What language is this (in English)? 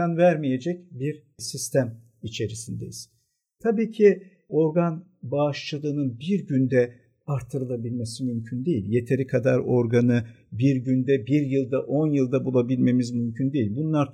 Turkish